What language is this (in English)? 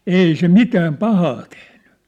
Finnish